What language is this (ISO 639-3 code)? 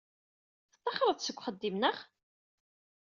kab